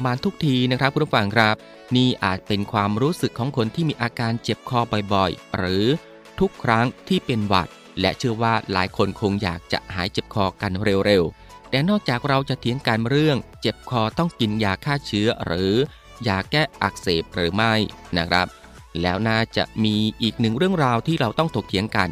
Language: Thai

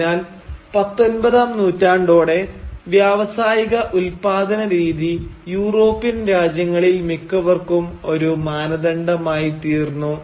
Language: Malayalam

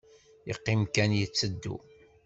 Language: Kabyle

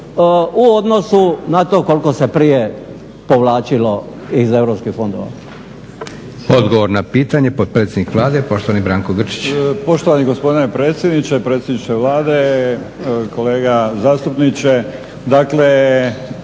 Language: Croatian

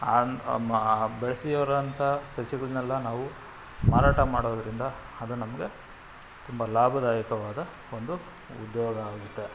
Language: Kannada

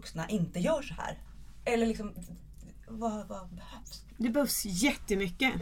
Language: Swedish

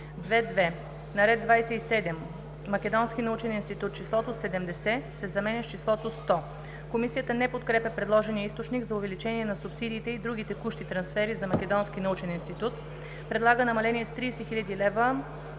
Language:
Bulgarian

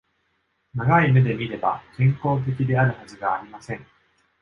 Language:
Japanese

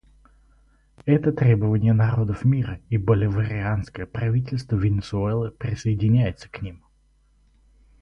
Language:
Russian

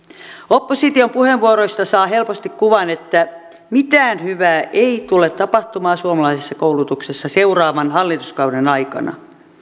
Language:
Finnish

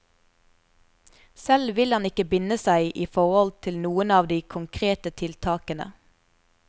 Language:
Norwegian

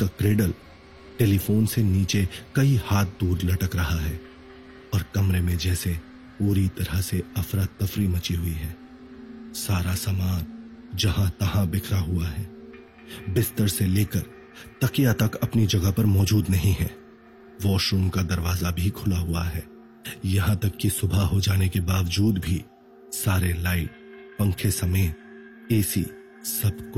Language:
Hindi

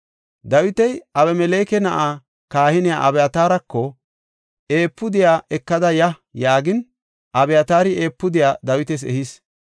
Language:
Gofa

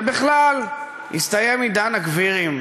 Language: Hebrew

